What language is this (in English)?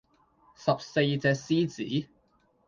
Cantonese